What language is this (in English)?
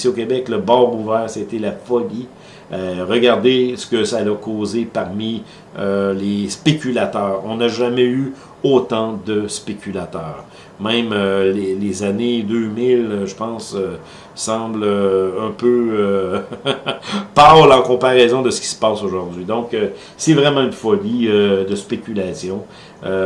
French